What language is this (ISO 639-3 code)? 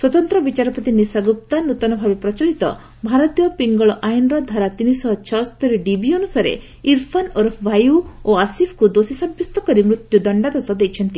ori